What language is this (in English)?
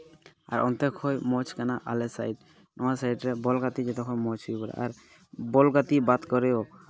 Santali